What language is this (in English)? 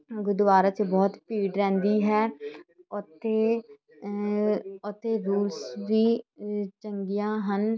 Punjabi